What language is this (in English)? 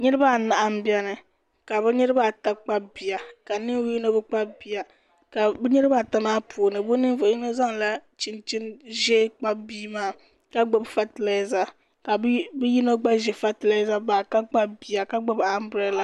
Dagbani